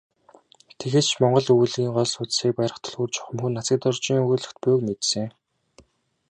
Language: Mongolian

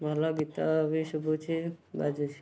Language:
Odia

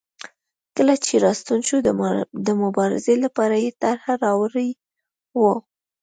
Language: Pashto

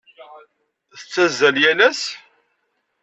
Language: Kabyle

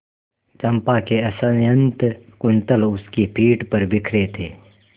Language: Hindi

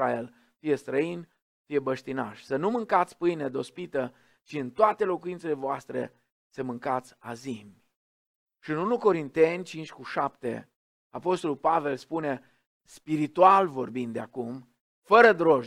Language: Romanian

